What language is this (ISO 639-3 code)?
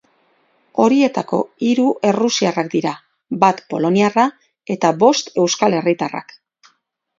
eus